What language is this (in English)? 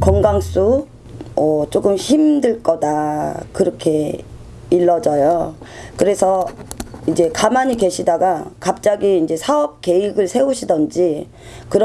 Korean